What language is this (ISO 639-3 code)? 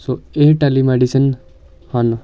pan